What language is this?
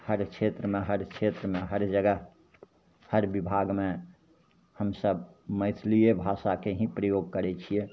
Maithili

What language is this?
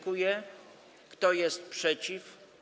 Polish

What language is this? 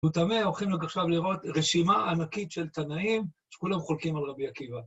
Hebrew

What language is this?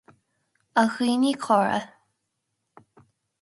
Irish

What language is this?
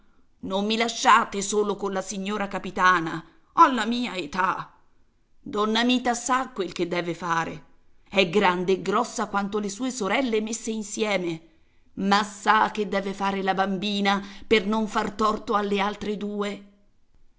Italian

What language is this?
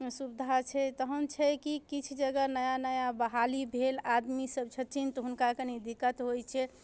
Maithili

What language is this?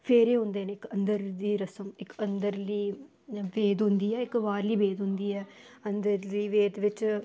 Dogri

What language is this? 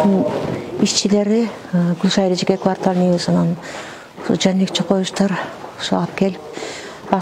Turkish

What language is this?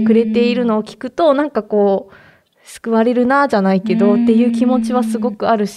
Japanese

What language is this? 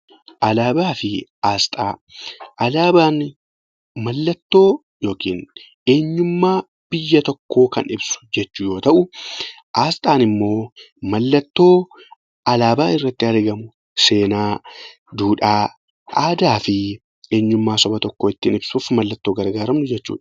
Oromo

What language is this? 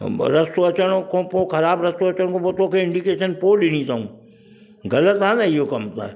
Sindhi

